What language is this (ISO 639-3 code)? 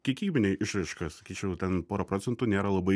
lit